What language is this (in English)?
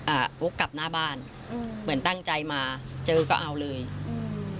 Thai